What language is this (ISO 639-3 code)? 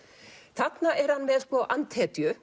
isl